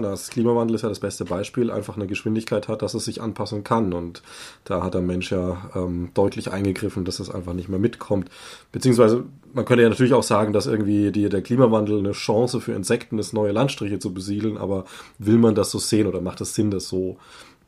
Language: German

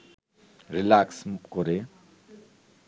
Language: Bangla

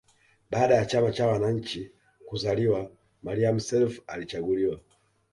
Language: Swahili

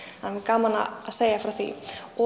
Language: Icelandic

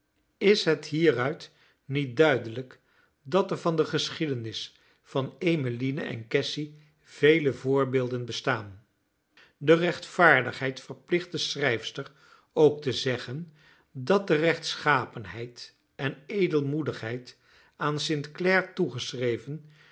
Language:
Dutch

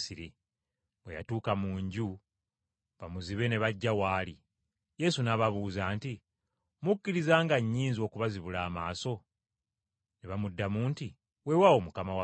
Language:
Ganda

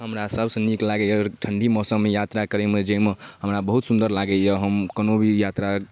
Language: Maithili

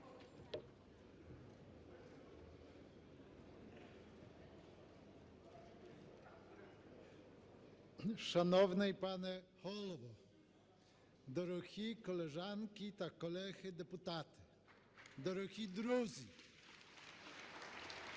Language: Ukrainian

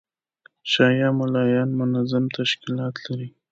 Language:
Pashto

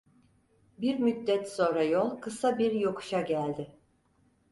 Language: Turkish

